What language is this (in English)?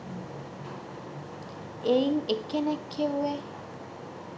Sinhala